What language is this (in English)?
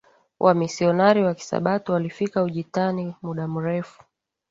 Swahili